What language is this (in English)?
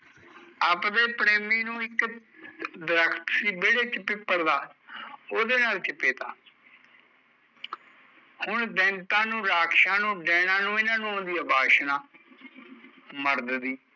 Punjabi